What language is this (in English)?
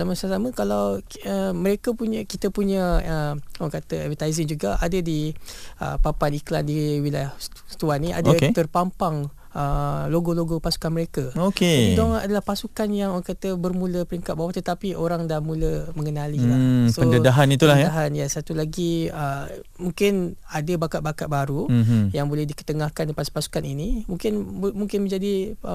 Malay